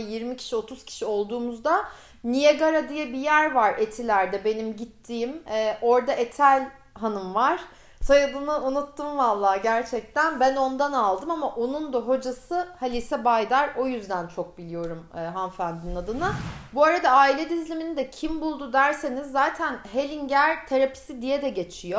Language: Turkish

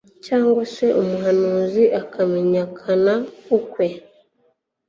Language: Kinyarwanda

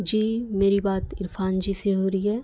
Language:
Urdu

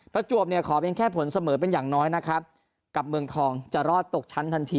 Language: Thai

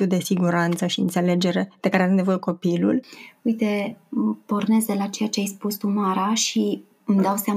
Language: Romanian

